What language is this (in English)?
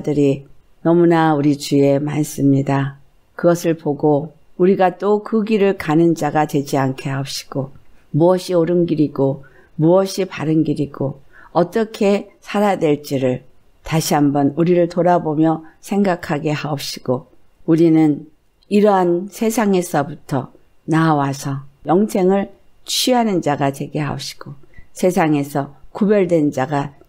Korean